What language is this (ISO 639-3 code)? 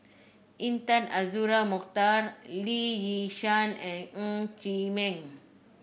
eng